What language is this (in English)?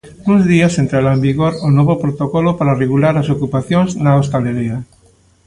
Galician